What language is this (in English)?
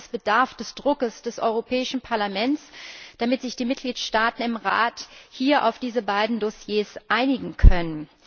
German